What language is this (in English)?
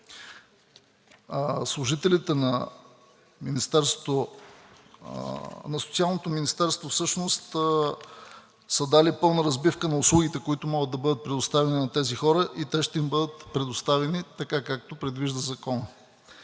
Bulgarian